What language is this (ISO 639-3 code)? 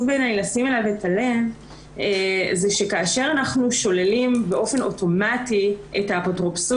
heb